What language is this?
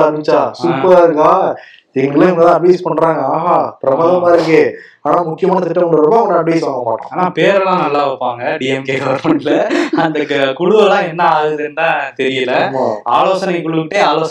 Tamil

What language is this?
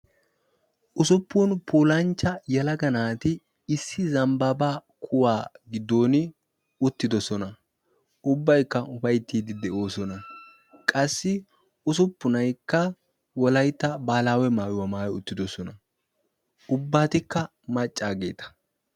Wolaytta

